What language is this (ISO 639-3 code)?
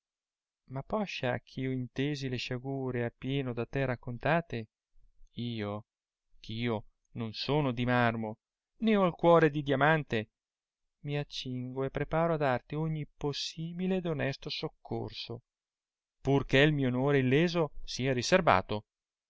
ita